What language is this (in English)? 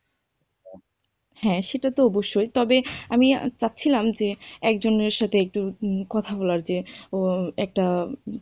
Bangla